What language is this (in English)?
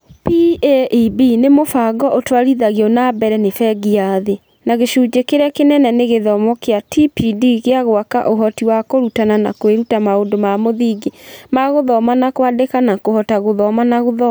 Kikuyu